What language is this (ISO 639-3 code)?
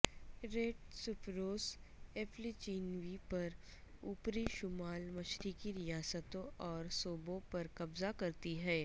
urd